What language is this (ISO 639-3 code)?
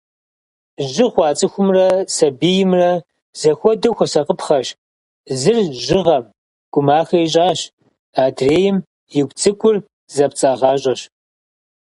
kbd